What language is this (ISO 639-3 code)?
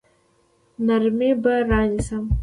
pus